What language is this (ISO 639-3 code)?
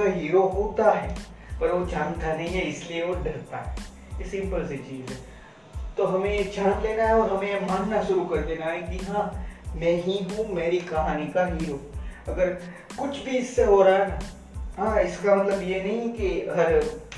hin